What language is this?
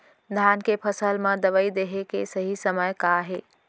Chhattisgarhi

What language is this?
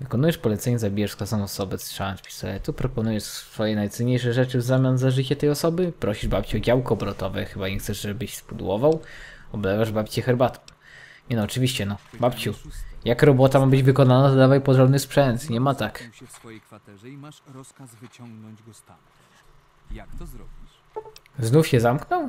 Polish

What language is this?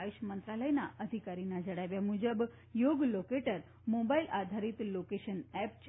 Gujarati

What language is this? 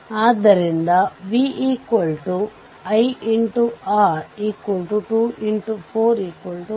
Kannada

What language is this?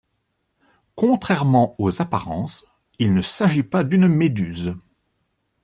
French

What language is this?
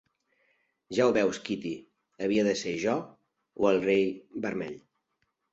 Catalan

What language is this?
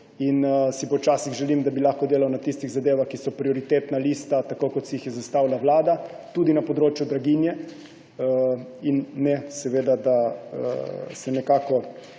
Slovenian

